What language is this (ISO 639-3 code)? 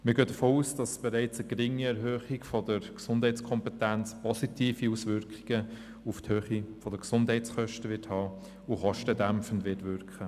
gsw